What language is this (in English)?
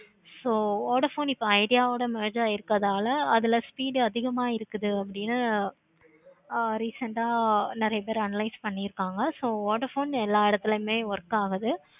Tamil